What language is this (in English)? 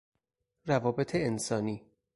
Persian